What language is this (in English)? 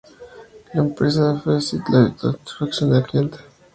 Spanish